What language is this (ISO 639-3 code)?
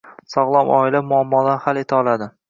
uzb